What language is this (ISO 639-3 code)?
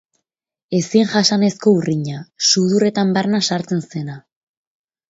eus